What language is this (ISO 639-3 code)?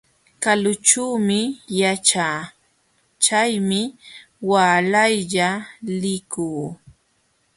qxw